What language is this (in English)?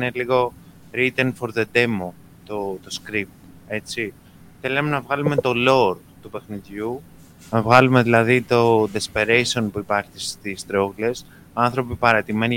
Greek